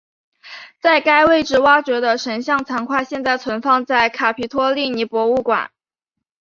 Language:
Chinese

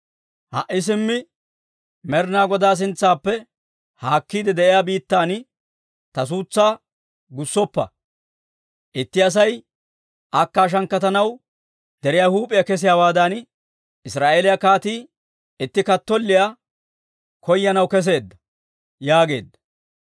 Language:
Dawro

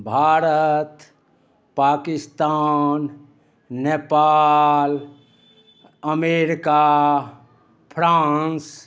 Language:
Maithili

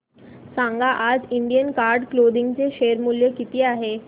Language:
Marathi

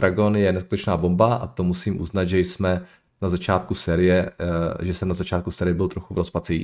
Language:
Czech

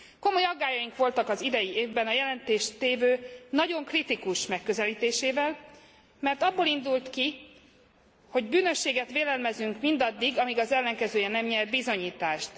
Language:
Hungarian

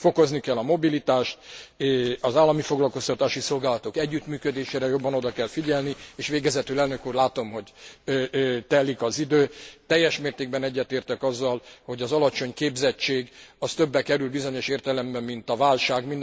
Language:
Hungarian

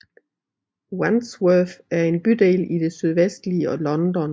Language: Danish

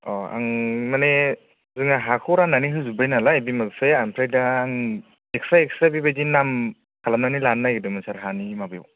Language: Bodo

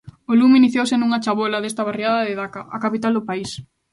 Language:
Galician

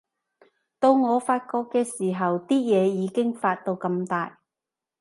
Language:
Cantonese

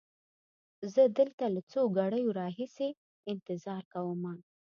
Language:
Pashto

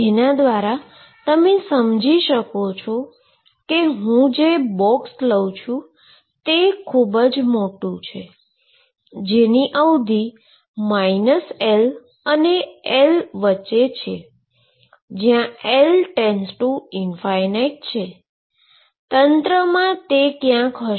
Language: Gujarati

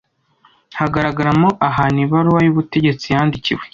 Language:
Kinyarwanda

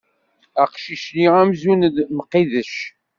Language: Kabyle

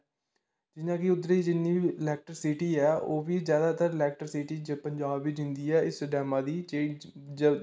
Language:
Dogri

